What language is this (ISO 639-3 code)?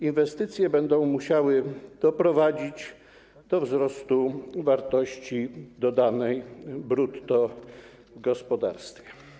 pol